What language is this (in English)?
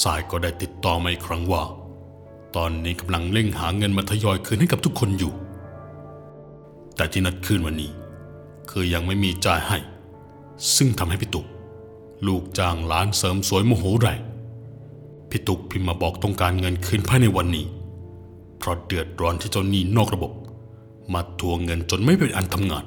Thai